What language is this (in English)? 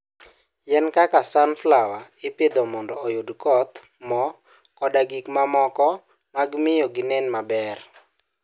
Luo (Kenya and Tanzania)